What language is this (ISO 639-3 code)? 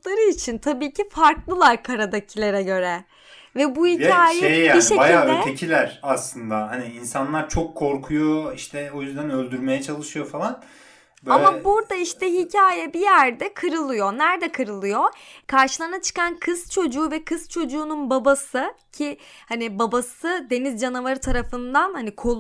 tur